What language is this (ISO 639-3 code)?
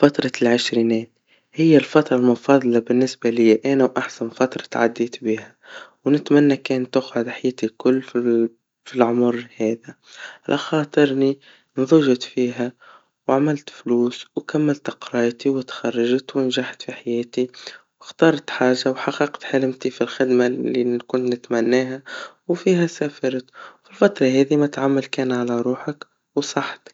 aeb